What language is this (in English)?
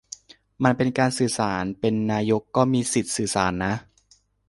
Thai